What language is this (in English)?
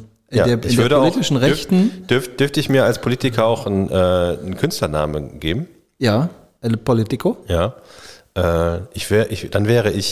German